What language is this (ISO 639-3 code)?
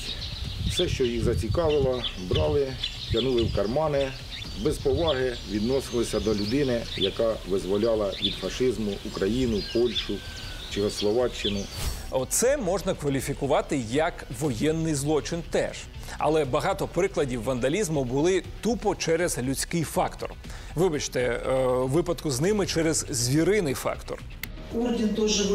ukr